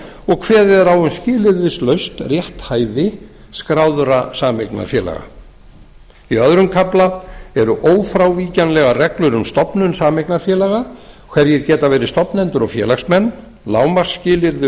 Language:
Icelandic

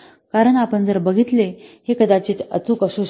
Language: Marathi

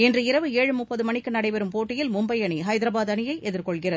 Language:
Tamil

